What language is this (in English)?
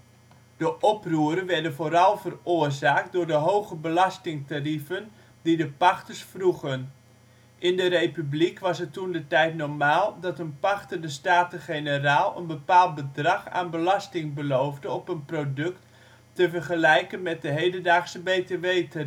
Dutch